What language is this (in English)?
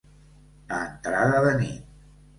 Catalan